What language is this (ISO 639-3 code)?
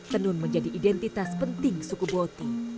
ind